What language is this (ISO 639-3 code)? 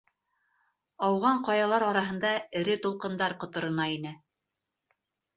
bak